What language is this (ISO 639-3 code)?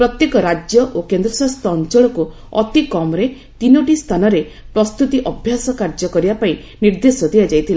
ori